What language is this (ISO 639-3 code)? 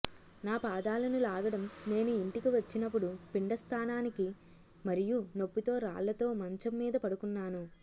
tel